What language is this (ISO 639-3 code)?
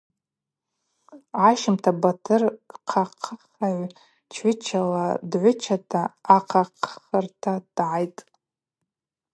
abq